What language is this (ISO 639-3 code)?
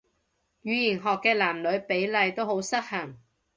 yue